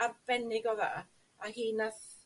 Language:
Welsh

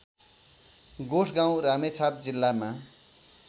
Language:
Nepali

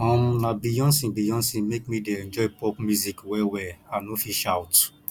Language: Nigerian Pidgin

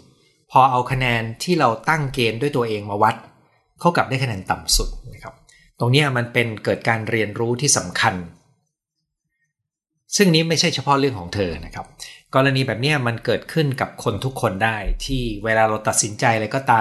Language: Thai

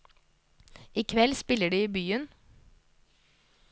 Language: Norwegian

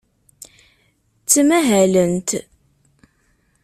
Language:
Kabyle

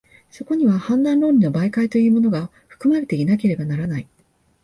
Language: Japanese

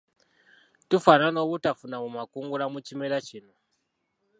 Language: Ganda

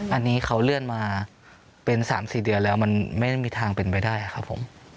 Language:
Thai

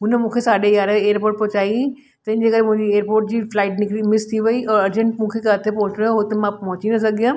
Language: Sindhi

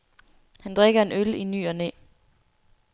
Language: Danish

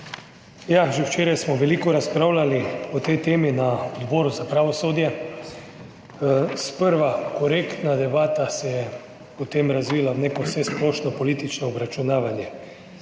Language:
Slovenian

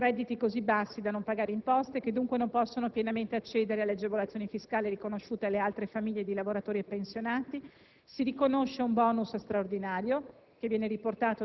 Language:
Italian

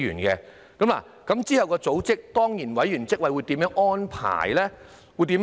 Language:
Cantonese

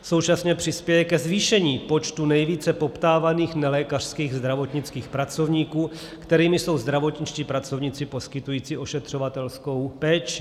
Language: Czech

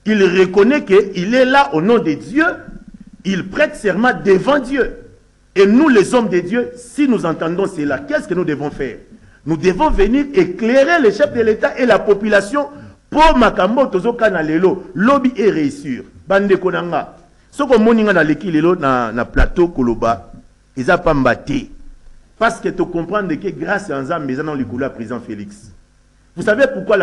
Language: French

